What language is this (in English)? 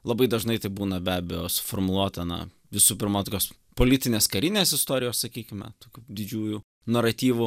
Lithuanian